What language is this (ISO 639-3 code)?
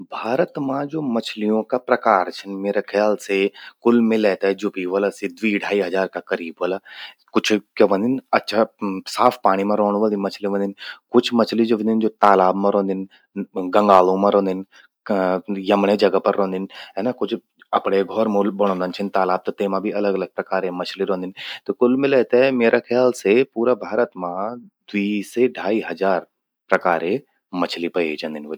gbm